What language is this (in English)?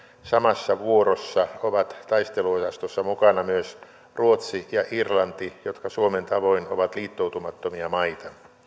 Finnish